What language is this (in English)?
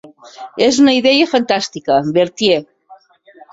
Catalan